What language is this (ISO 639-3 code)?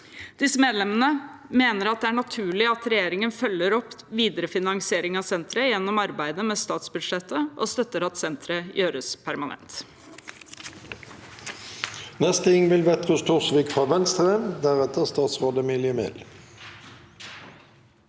nor